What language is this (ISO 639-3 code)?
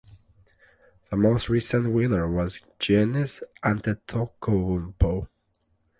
eng